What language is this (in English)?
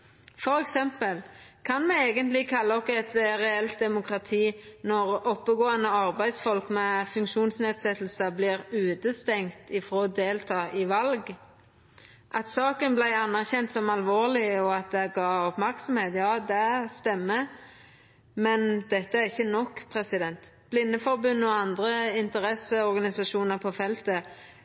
Norwegian Nynorsk